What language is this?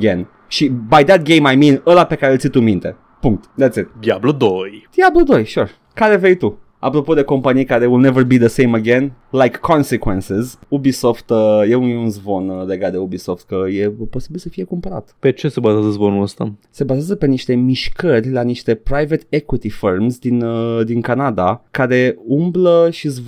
Romanian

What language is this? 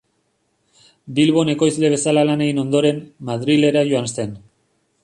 Basque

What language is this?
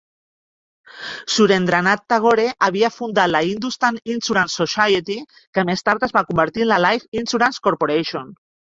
Catalan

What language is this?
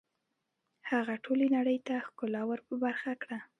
Pashto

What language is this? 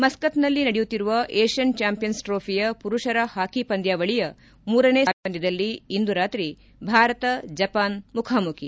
Kannada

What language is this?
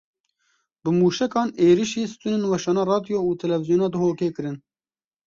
Kurdish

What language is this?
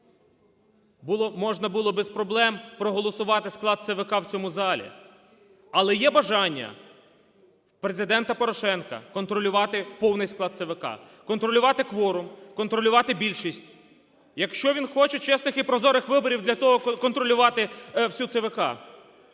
Ukrainian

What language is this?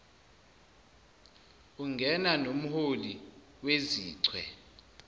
Zulu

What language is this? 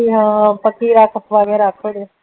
Punjabi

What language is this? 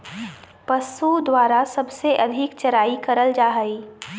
Magahi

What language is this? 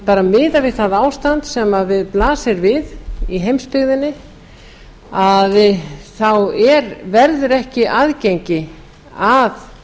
Icelandic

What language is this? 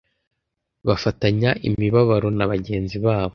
Kinyarwanda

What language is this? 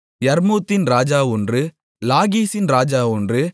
Tamil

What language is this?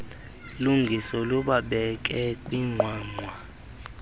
Xhosa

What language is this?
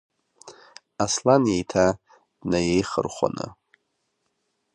Abkhazian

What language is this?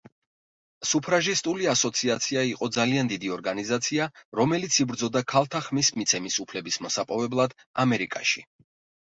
Georgian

